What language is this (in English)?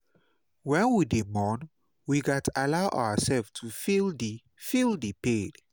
Nigerian Pidgin